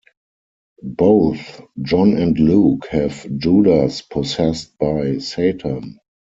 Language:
English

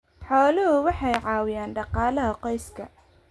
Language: Somali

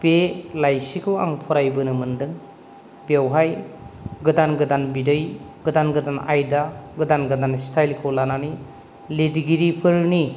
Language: Bodo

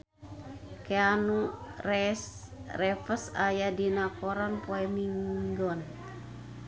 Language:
Sundanese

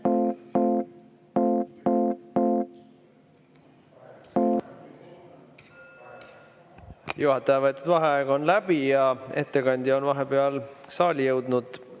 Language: Estonian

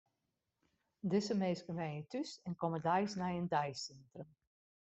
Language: Western Frisian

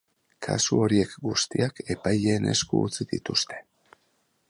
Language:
Basque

